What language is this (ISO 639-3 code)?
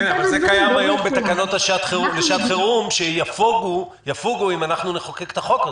heb